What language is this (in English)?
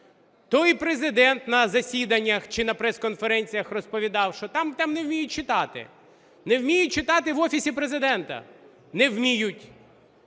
Ukrainian